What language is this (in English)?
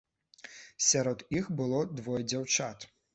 Belarusian